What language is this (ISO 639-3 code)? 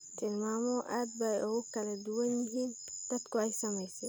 som